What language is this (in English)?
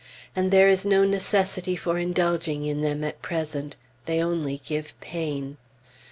English